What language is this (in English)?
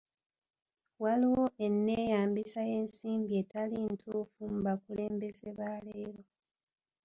Ganda